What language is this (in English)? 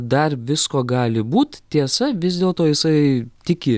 Lithuanian